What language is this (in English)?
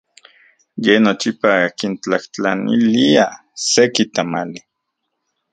Central Puebla Nahuatl